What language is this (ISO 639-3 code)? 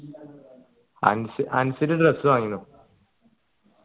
mal